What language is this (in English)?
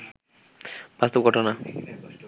Bangla